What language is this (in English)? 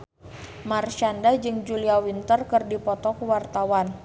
Sundanese